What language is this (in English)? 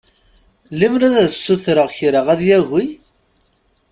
Kabyle